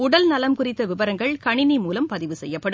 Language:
Tamil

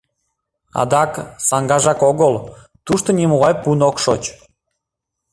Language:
Mari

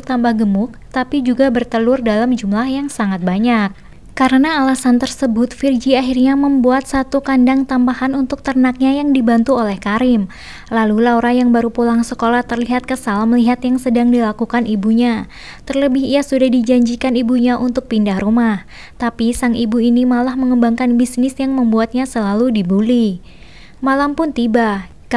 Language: Indonesian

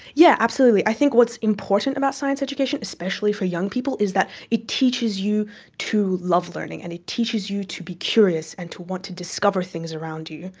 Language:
English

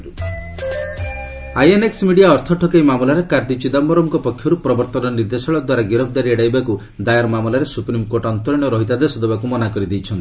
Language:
Odia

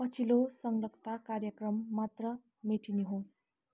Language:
Nepali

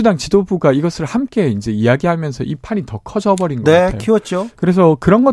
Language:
Korean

